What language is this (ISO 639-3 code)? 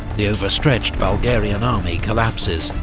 eng